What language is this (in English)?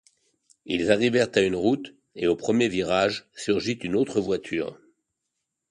French